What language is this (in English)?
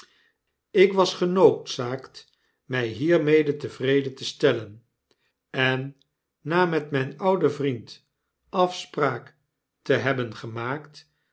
Dutch